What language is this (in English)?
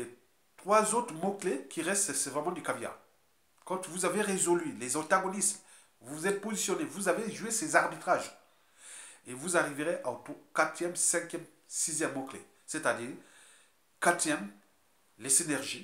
French